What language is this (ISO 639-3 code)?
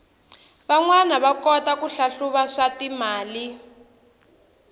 tso